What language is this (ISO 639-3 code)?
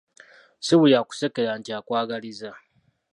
lug